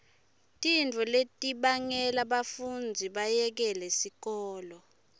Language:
Swati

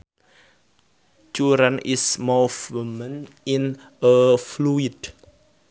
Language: Sundanese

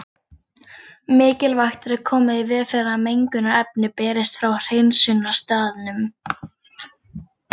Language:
Icelandic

